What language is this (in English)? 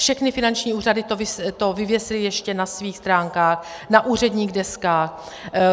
Czech